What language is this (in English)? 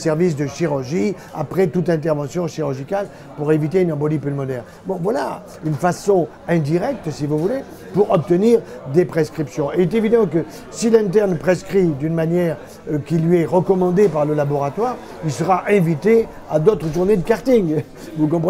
French